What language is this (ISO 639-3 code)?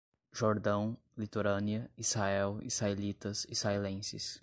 por